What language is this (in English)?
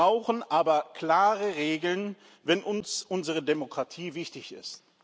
German